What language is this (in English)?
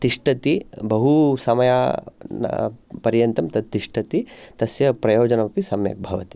Sanskrit